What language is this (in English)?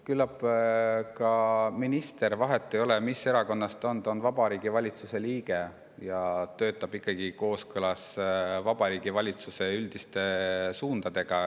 Estonian